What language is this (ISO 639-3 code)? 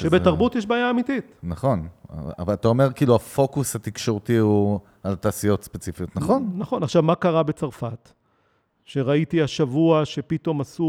heb